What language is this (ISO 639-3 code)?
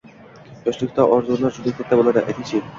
uzb